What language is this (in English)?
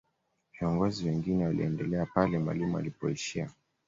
Swahili